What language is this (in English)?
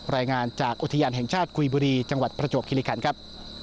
Thai